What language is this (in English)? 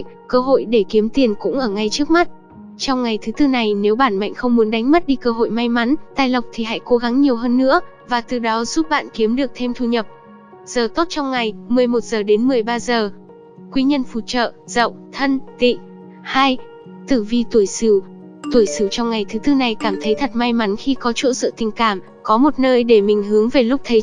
Vietnamese